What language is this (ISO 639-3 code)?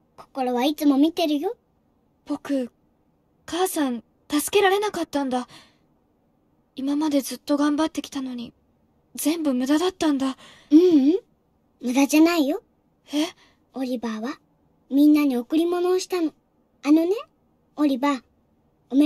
jpn